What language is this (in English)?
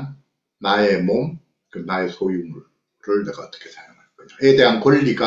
Korean